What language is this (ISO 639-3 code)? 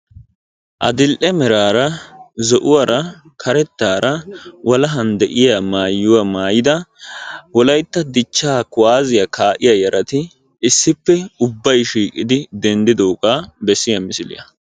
wal